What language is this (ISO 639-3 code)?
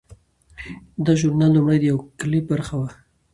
pus